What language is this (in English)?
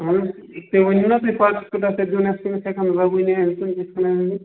Kashmiri